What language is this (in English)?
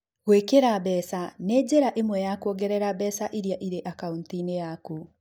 Kikuyu